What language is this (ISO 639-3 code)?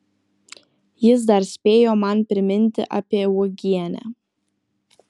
lit